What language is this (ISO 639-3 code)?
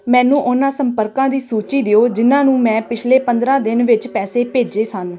pan